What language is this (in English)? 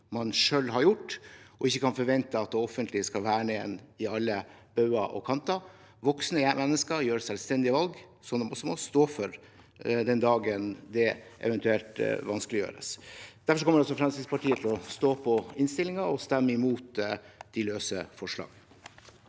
Norwegian